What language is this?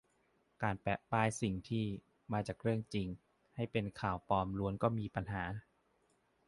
Thai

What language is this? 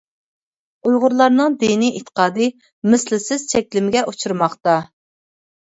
Uyghur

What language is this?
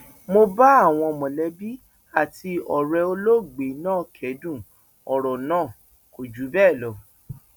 Yoruba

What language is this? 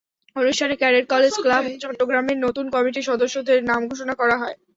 Bangla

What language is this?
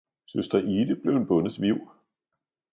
Danish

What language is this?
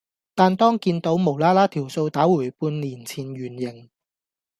Cantonese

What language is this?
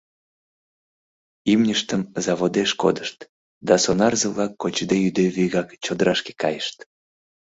Mari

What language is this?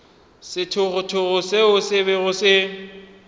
Northern Sotho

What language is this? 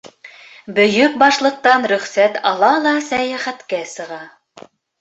Bashkir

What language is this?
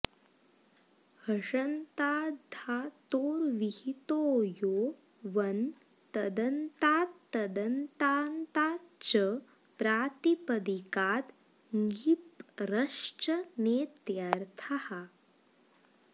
Sanskrit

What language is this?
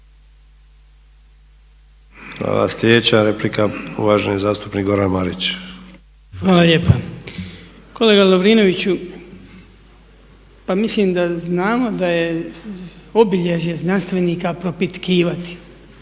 Croatian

